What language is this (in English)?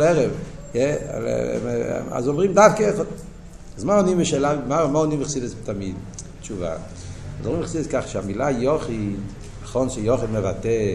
Hebrew